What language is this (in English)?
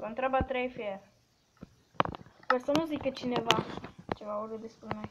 Romanian